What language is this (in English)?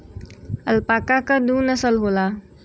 Bhojpuri